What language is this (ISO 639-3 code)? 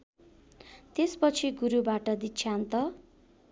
nep